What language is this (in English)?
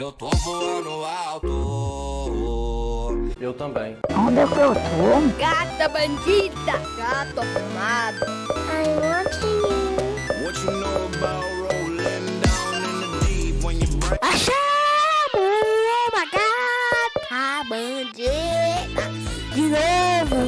Portuguese